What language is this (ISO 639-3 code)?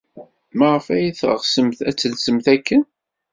kab